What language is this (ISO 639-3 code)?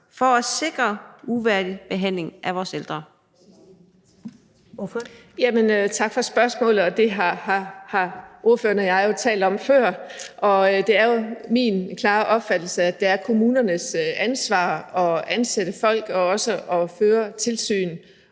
dan